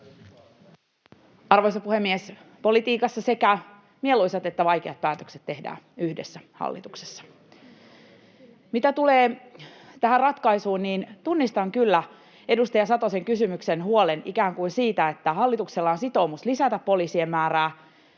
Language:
Finnish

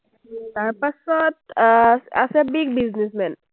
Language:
Assamese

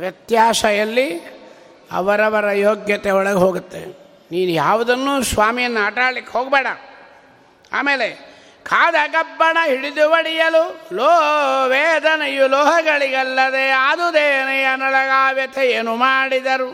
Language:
Kannada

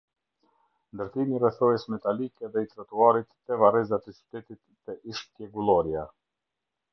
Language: Albanian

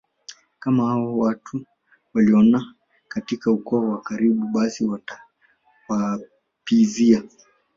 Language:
Swahili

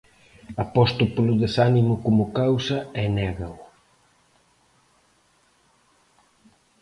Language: Galician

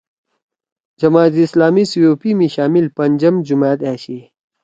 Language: Torwali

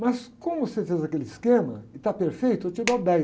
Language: Portuguese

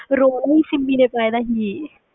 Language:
Punjabi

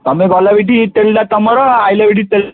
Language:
Odia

